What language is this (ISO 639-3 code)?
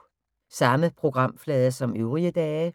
dan